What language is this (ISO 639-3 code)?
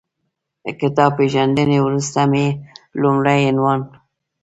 pus